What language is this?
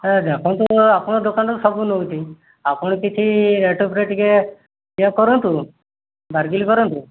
Odia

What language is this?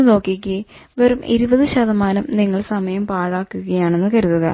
Malayalam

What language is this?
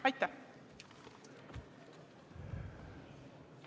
Estonian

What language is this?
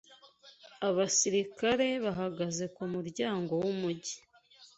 Kinyarwanda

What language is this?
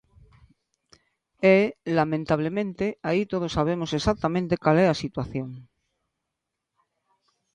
Galician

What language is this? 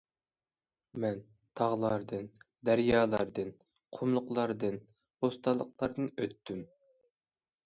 Uyghur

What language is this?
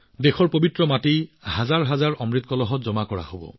Assamese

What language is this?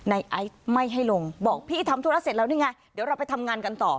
Thai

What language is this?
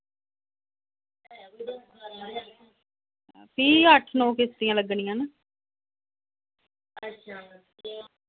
Dogri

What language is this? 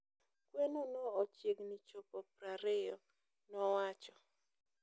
Luo (Kenya and Tanzania)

